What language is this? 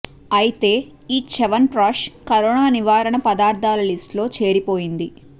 Telugu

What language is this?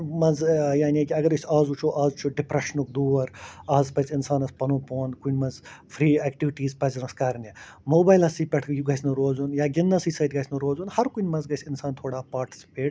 Kashmiri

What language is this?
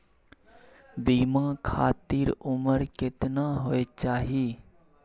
Maithili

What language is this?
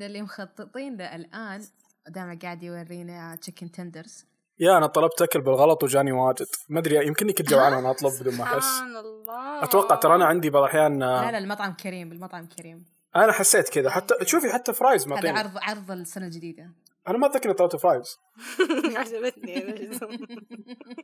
Arabic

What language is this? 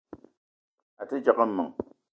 Eton (Cameroon)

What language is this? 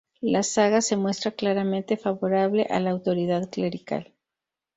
Spanish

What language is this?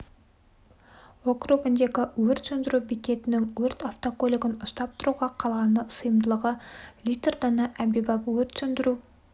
Kazakh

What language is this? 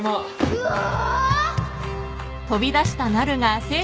Japanese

